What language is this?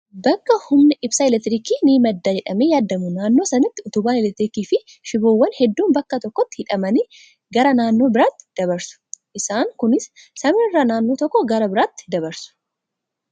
Oromo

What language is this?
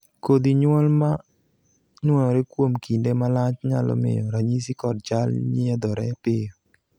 Luo (Kenya and Tanzania)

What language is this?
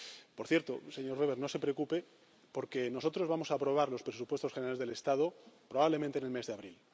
Spanish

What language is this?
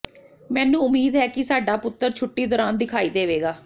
Punjabi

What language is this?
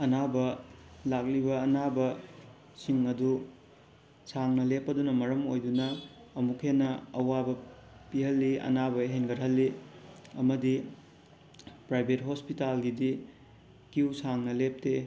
Manipuri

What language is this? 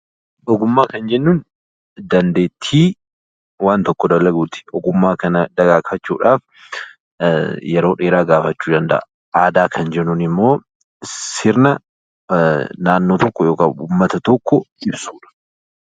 Oromo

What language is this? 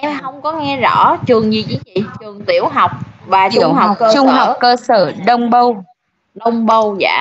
Vietnamese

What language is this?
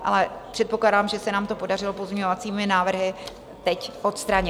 Czech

